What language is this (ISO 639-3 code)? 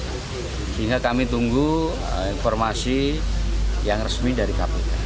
ind